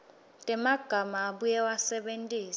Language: Swati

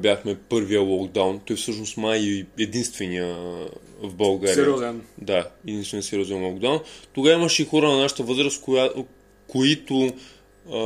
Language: Bulgarian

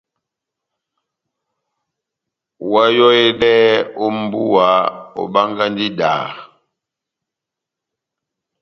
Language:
Batanga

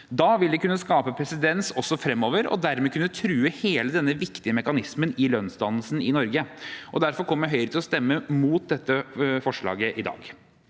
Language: Norwegian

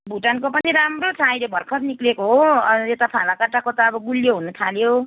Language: Nepali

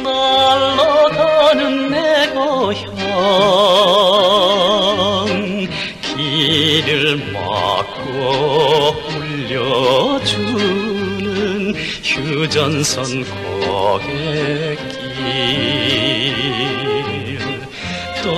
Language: Korean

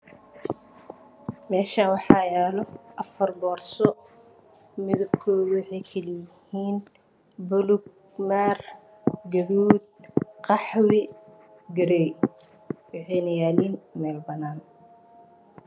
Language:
Somali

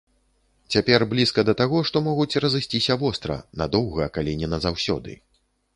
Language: Belarusian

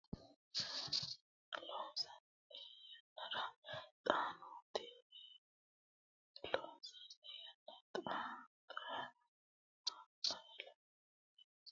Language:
Sidamo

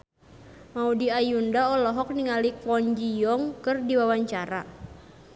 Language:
Sundanese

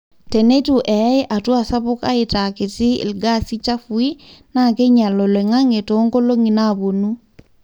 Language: Masai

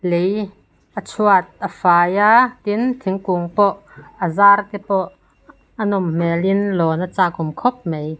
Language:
Mizo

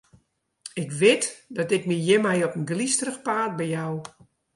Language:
Western Frisian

